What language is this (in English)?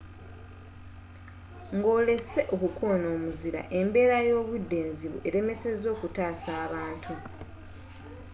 Ganda